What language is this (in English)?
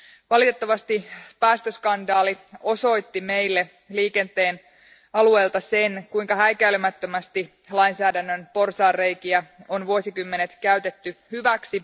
Finnish